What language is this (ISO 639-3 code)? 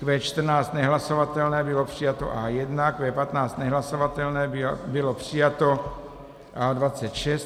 ces